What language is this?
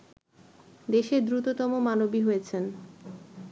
Bangla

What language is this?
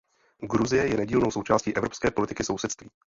Czech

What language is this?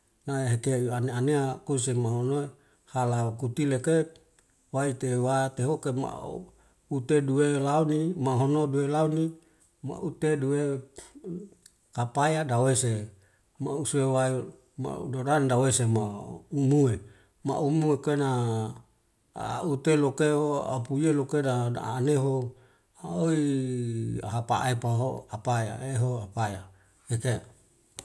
Wemale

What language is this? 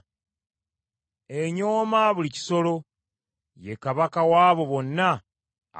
Ganda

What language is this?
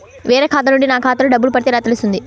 Telugu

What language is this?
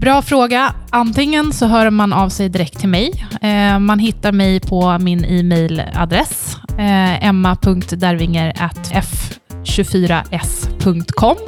Swedish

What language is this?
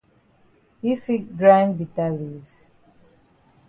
Cameroon Pidgin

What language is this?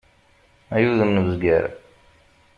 Kabyle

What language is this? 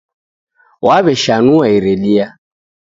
Taita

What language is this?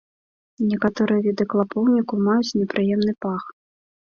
Belarusian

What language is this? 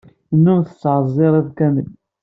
Kabyle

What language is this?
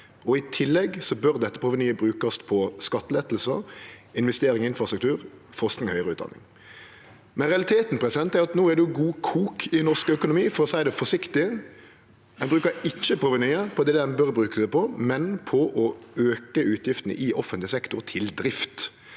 Norwegian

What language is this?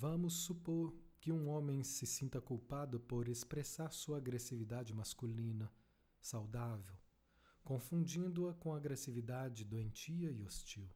Portuguese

